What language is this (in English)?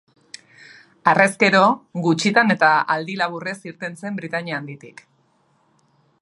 Basque